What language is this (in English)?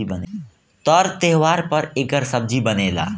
Bhojpuri